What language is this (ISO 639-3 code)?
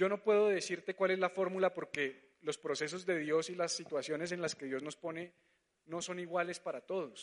spa